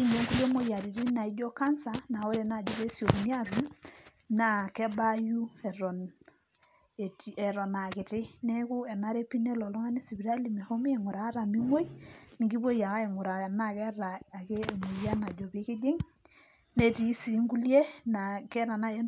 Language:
Masai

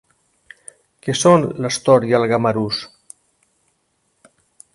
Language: Catalan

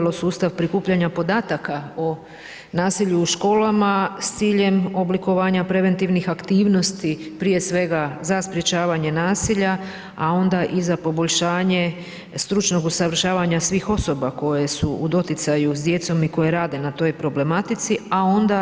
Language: Croatian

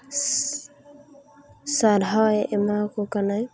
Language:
Santali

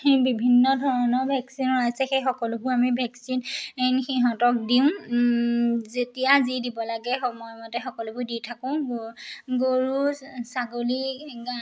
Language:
Assamese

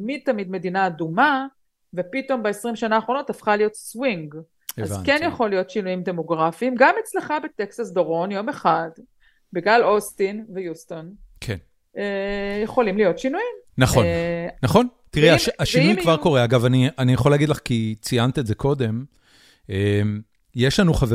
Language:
Hebrew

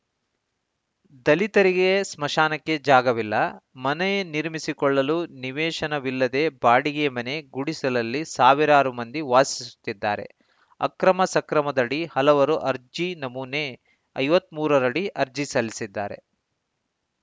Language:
Kannada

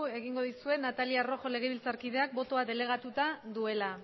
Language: Basque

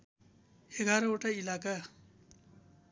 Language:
Nepali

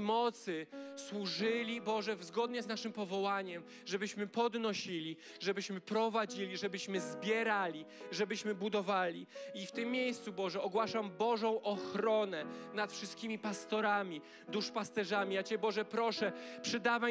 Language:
Polish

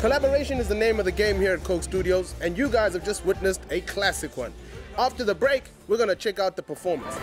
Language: English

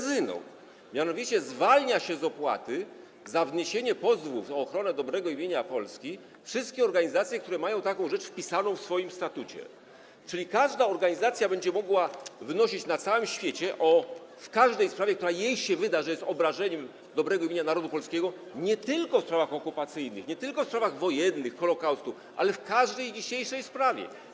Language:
Polish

